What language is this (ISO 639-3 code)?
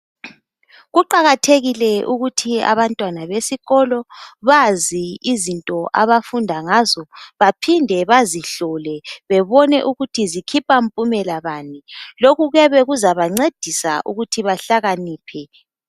nde